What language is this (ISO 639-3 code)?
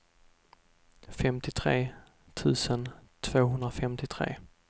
swe